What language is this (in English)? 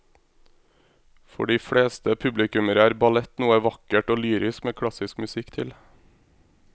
Norwegian